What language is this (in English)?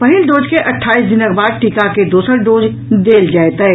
Maithili